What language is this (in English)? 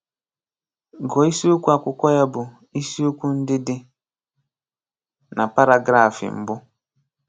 Igbo